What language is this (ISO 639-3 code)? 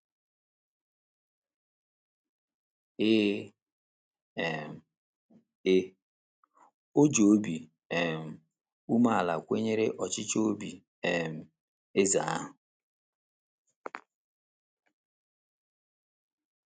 ibo